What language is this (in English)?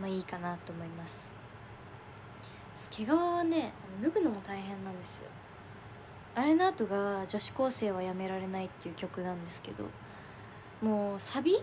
Japanese